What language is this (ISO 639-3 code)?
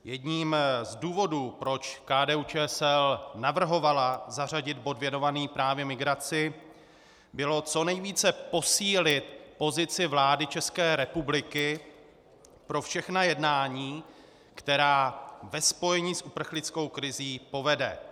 ces